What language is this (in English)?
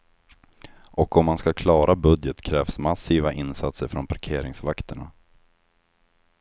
Swedish